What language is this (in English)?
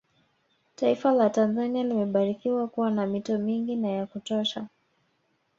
Swahili